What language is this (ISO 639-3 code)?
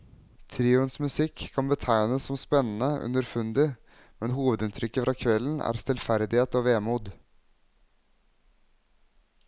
nor